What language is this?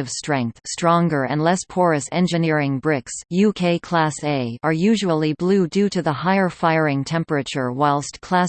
English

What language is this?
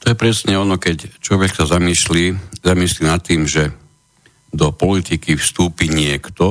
Slovak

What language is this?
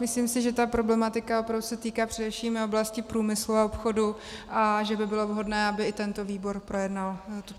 Czech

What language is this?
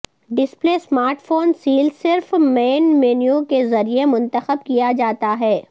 Urdu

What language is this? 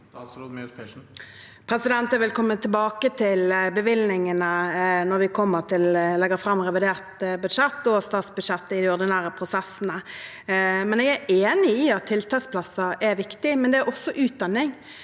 Norwegian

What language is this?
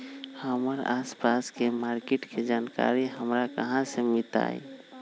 Magahi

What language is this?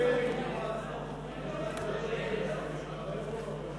Hebrew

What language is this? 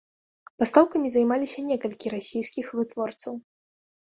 Belarusian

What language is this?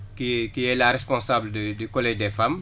Wolof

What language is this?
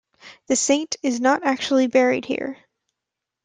English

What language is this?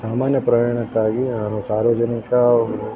Kannada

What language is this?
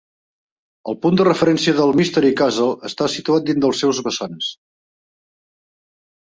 Catalan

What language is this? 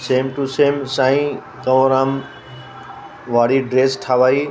Sindhi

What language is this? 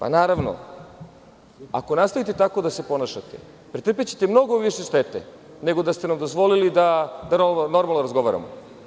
Serbian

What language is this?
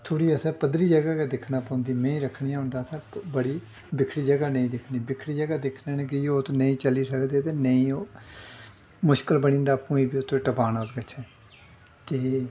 Dogri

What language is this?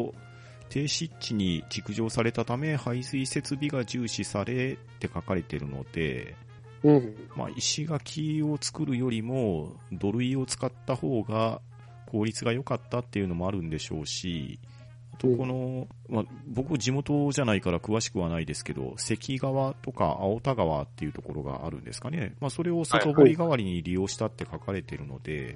Japanese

